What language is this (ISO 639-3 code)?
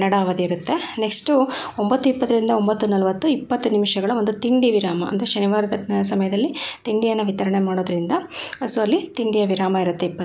ara